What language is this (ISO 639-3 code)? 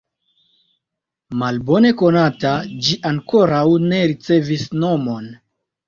epo